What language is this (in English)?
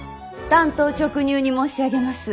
Japanese